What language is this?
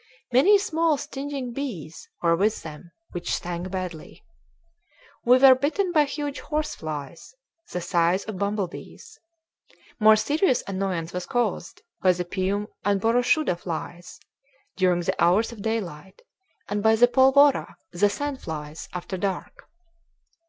English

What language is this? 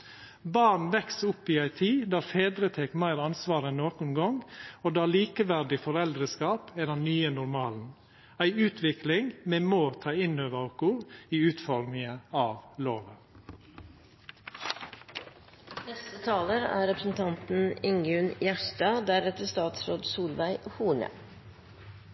Norwegian Nynorsk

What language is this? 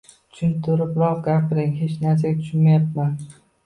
Uzbek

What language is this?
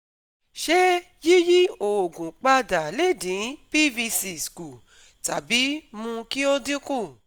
Yoruba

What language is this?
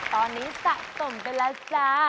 Thai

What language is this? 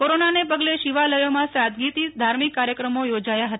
Gujarati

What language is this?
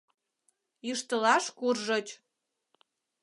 Mari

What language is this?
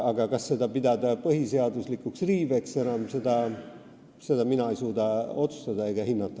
Estonian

